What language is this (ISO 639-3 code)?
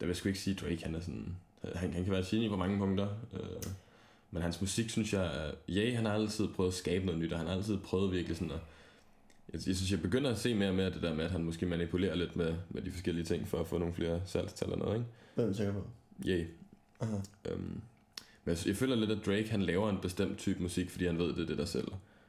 dan